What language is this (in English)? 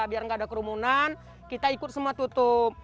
Indonesian